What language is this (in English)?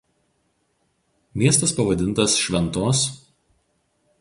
Lithuanian